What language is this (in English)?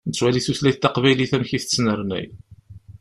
Kabyle